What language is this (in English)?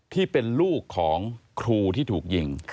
Thai